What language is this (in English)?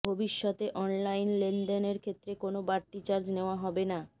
Bangla